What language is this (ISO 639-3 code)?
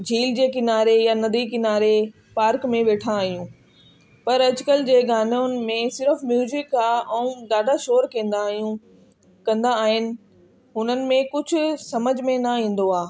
snd